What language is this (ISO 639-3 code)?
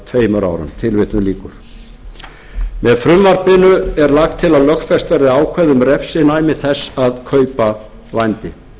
isl